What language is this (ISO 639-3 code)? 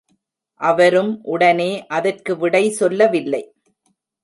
tam